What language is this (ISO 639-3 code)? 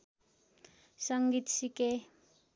nep